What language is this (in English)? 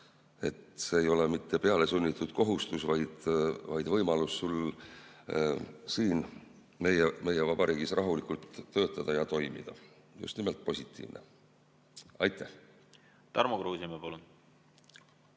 Estonian